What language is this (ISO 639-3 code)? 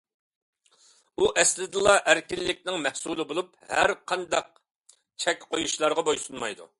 uig